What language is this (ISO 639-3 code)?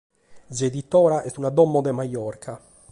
srd